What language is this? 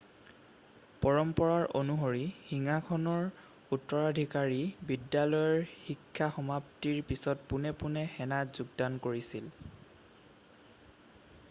Assamese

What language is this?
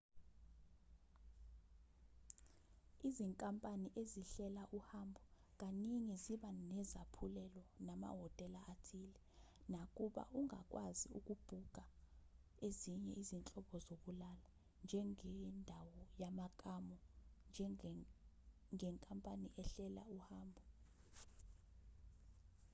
Zulu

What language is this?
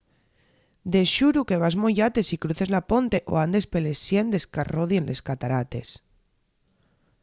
Asturian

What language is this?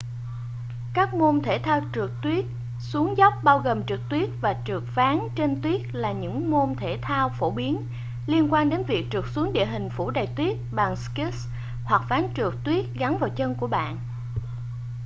Vietnamese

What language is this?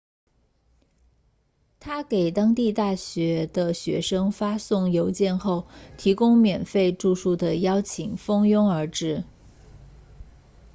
Chinese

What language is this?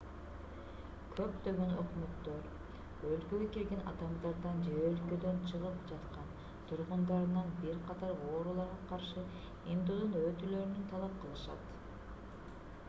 Kyrgyz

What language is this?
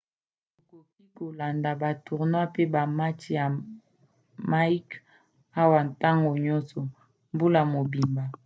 Lingala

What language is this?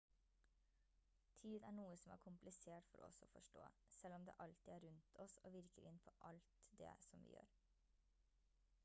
Norwegian Bokmål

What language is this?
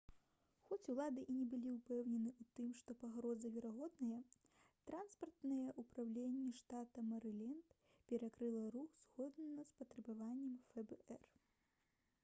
Belarusian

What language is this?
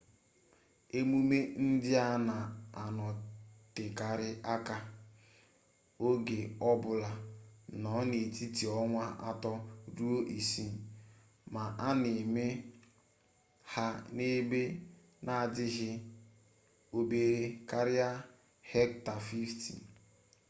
Igbo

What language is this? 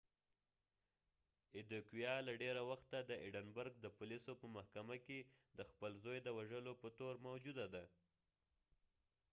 Pashto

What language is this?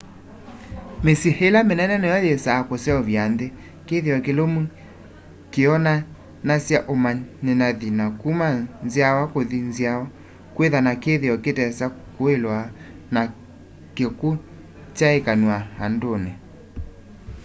Kamba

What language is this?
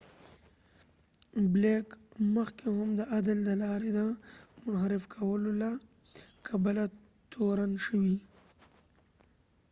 Pashto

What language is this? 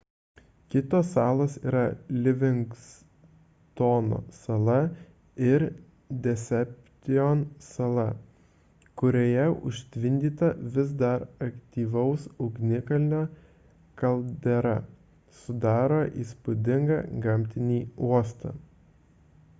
Lithuanian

